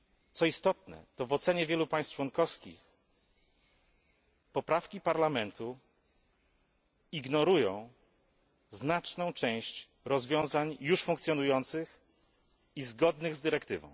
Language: Polish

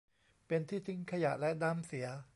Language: Thai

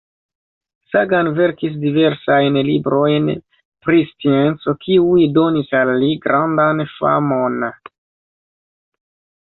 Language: Esperanto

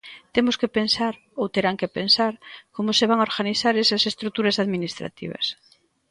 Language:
Galician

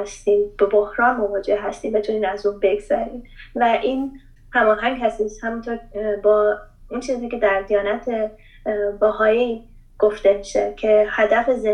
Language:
Persian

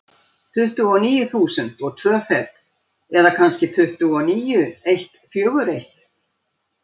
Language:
Icelandic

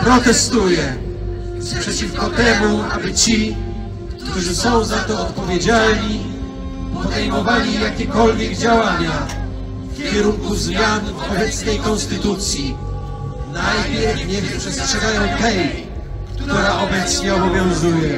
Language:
Polish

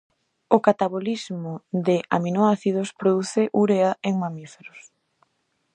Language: Galician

